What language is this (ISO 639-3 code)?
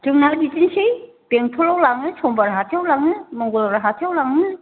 brx